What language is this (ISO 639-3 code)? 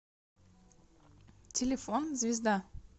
rus